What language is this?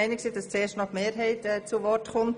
Swiss German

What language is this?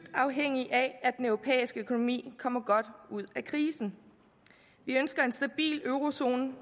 Danish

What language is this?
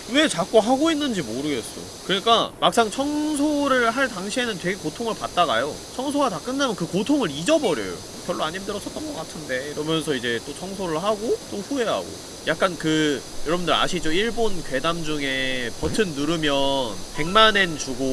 Korean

